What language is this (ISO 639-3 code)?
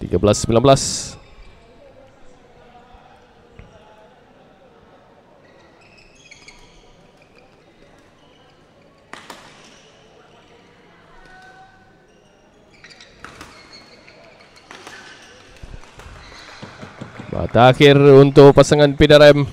msa